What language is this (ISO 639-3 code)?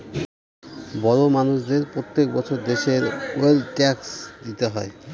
ben